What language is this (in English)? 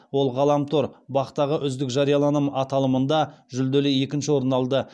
Kazakh